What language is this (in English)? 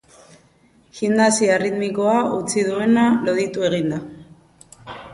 Basque